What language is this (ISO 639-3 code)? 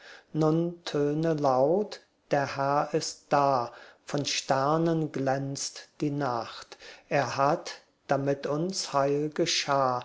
deu